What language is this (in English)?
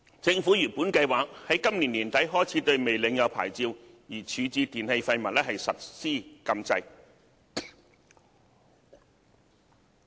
Cantonese